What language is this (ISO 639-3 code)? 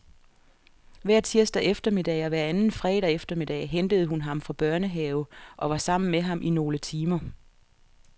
dan